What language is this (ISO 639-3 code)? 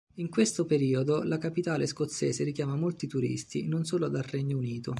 ita